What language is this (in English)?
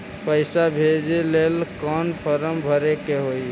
Magahi